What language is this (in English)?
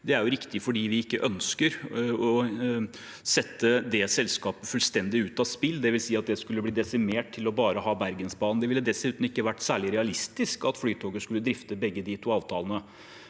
Norwegian